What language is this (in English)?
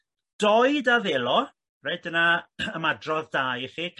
Welsh